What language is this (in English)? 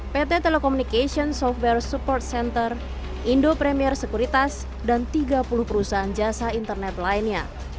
Indonesian